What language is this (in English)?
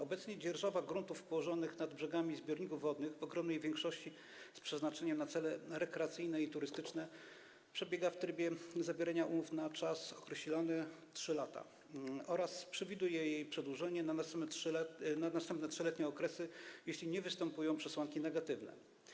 Polish